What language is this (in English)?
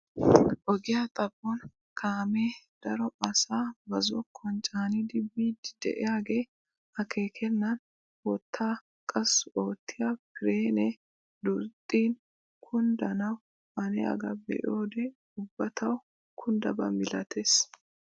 Wolaytta